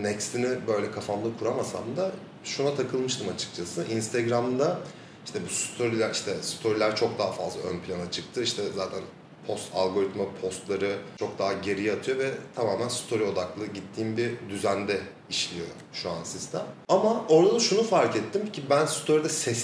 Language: Turkish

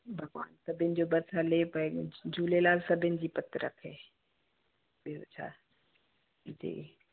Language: Sindhi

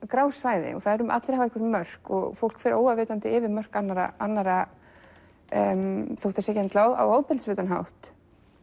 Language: Icelandic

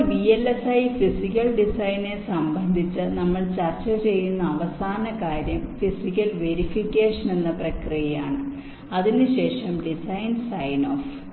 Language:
Malayalam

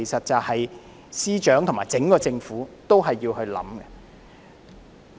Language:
Cantonese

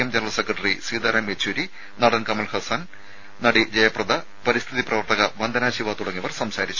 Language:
Malayalam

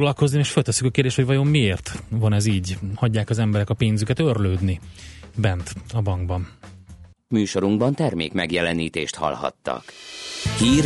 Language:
Hungarian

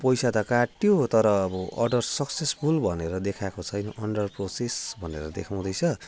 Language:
Nepali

